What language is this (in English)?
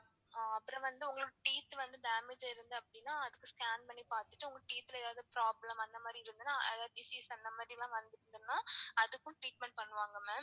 Tamil